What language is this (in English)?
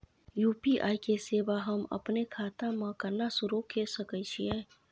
Maithili